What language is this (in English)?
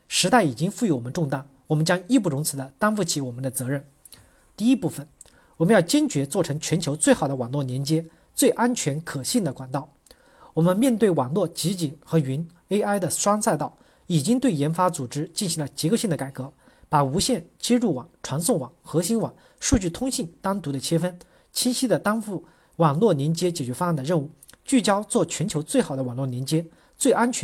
Chinese